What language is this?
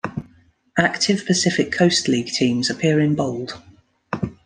English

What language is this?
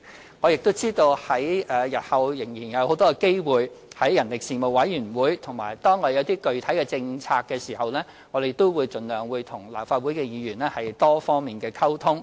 Cantonese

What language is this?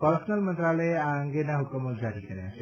Gujarati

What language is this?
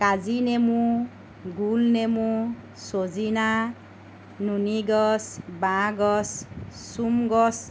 Assamese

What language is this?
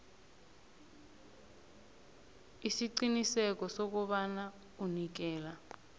South Ndebele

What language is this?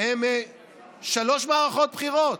Hebrew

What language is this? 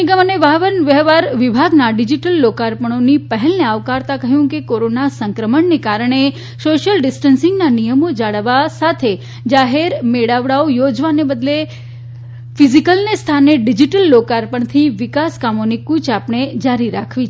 Gujarati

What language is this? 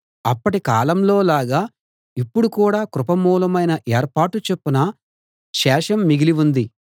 Telugu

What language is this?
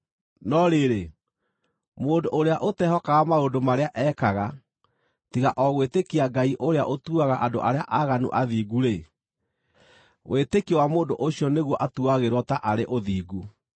Kikuyu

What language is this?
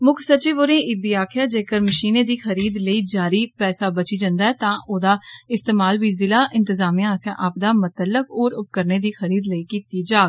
Dogri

